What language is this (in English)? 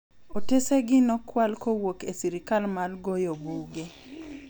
Luo (Kenya and Tanzania)